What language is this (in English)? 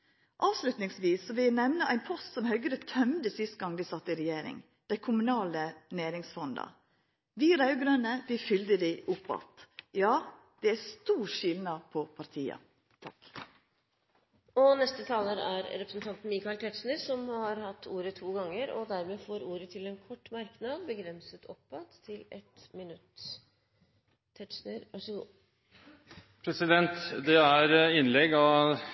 Norwegian